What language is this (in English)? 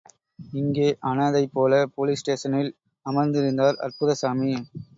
Tamil